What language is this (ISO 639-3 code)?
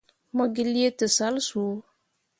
mua